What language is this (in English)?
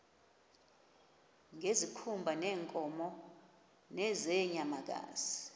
Xhosa